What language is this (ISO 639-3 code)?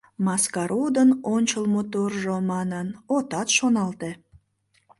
chm